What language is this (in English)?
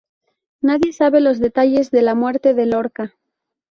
Spanish